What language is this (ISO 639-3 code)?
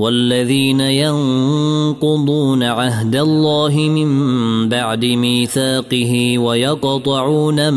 ara